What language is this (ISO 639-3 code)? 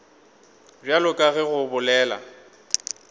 nso